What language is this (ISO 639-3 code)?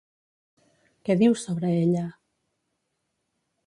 cat